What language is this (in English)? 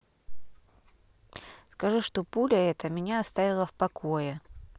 Russian